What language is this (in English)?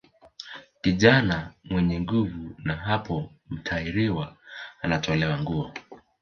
Swahili